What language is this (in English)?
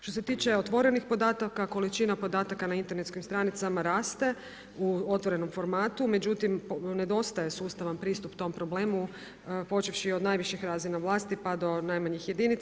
Croatian